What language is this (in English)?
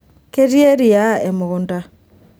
Masai